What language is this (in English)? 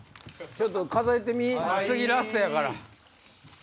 Japanese